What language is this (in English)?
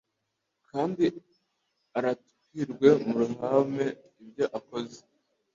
Kinyarwanda